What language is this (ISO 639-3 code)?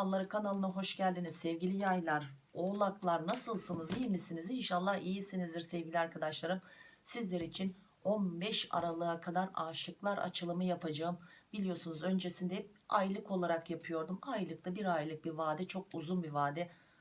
tur